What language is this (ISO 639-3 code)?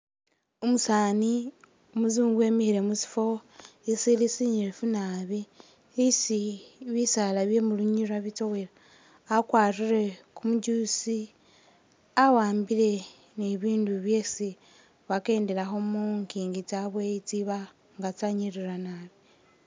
myx